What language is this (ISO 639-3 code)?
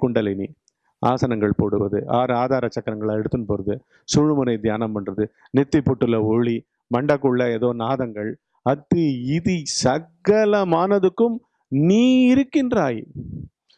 tam